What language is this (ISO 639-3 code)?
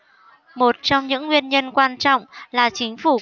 vie